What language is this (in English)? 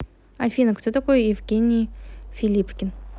Russian